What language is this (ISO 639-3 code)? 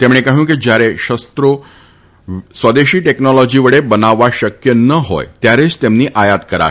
guj